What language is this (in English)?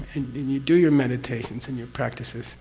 English